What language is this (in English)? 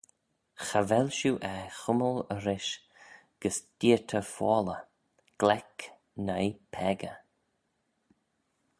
Manx